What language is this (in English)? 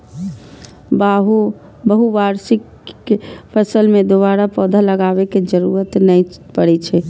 Maithili